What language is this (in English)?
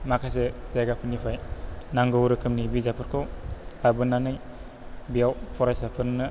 Bodo